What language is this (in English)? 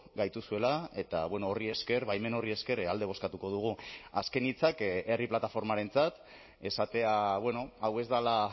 Basque